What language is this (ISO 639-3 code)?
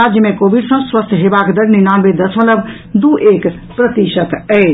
mai